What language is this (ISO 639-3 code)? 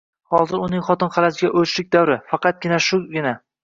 uzb